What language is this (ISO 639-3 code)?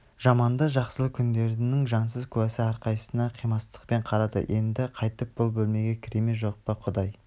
kaz